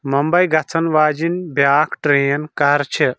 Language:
Kashmiri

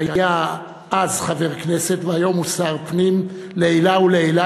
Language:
Hebrew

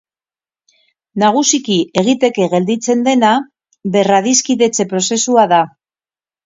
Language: Basque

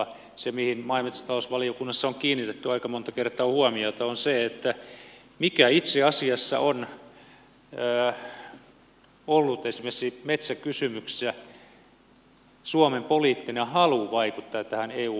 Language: Finnish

